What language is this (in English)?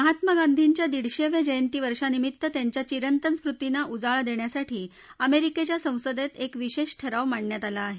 Marathi